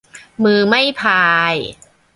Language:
Thai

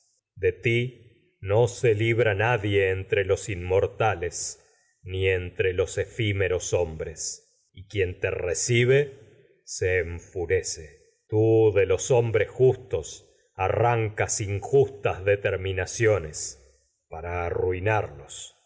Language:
Spanish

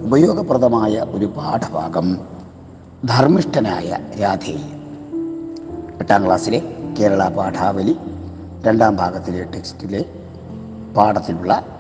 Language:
Malayalam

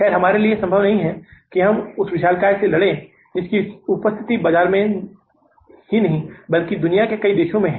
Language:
Hindi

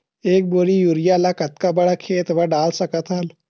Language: Chhattisgarhi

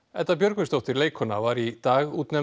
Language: Icelandic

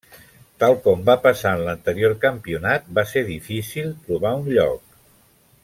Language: Catalan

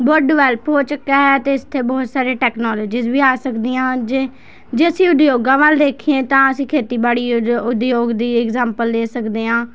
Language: Punjabi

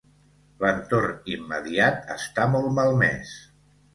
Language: Catalan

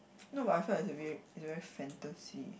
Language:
English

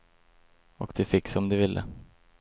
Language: Swedish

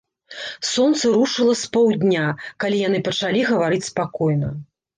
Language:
Belarusian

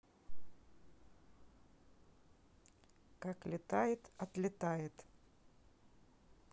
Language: Russian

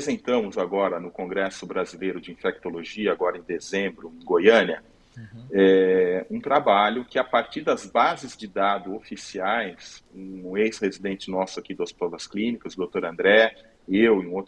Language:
Portuguese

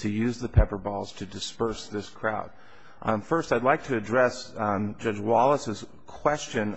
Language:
English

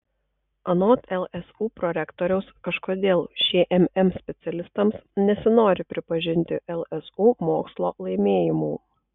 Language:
Lithuanian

